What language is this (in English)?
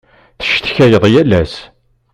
Kabyle